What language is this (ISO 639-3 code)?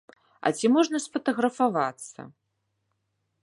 bel